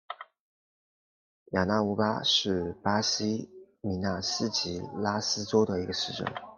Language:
Chinese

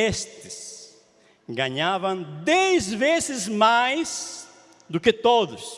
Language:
Portuguese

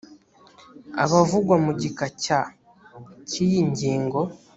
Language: Kinyarwanda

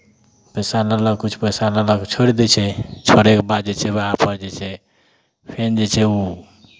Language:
Maithili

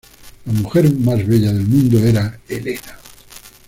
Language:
Spanish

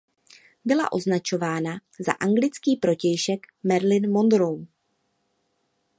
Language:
Czech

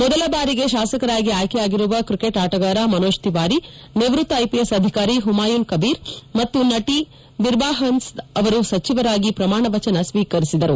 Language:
Kannada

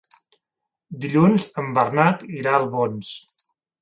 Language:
Catalan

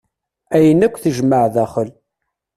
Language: Kabyle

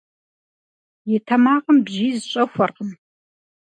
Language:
Kabardian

